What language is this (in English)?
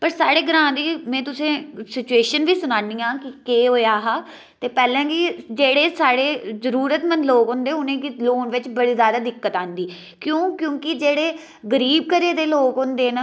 Dogri